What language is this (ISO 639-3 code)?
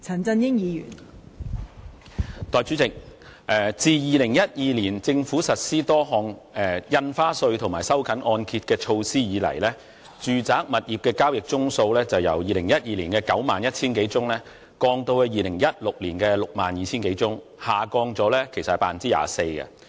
yue